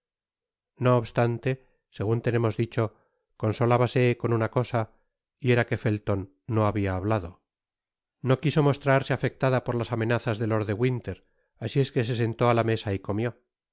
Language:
Spanish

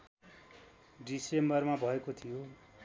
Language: Nepali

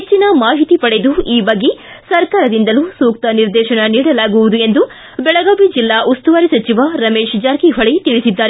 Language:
Kannada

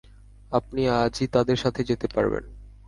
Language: Bangla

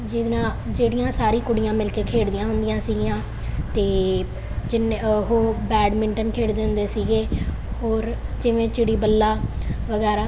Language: Punjabi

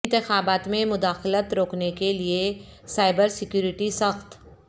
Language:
Urdu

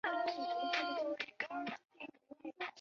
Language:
Chinese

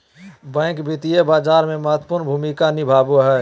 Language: Magahi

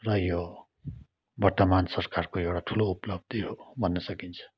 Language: Nepali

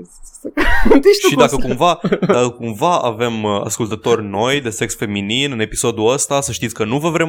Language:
Romanian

